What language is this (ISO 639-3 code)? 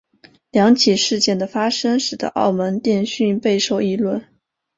zho